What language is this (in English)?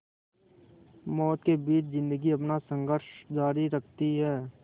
Hindi